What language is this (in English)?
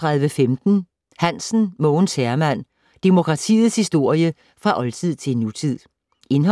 Danish